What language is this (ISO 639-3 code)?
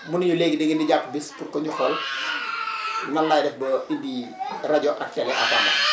wol